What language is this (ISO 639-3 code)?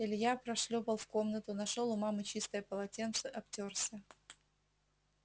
rus